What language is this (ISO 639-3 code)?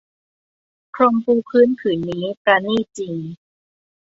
tha